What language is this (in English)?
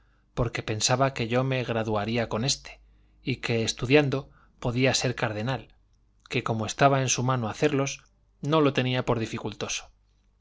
Spanish